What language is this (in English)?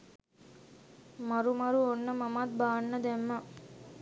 Sinhala